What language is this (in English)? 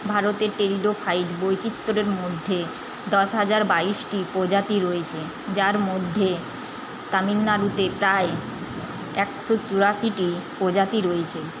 Bangla